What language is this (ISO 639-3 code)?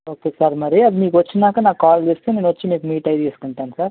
tel